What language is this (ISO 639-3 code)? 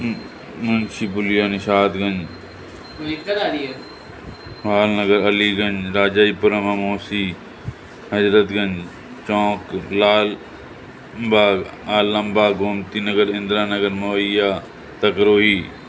snd